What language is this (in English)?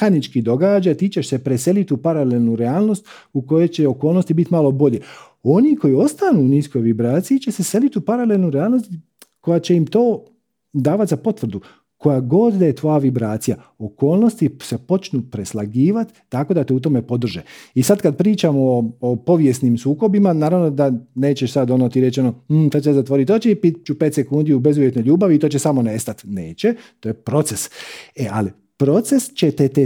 Croatian